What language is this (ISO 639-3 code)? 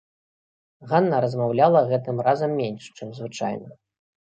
bel